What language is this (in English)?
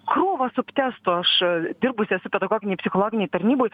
Lithuanian